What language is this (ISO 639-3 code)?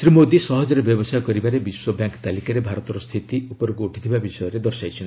ori